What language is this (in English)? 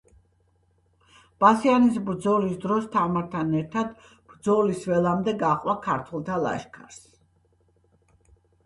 Georgian